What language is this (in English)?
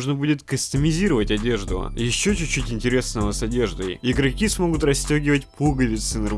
Russian